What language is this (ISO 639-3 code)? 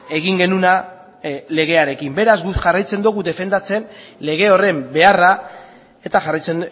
eus